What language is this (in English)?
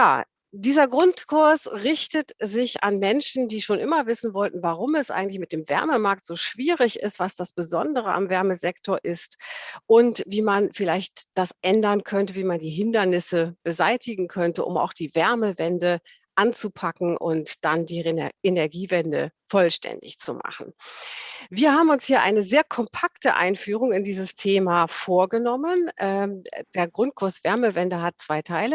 German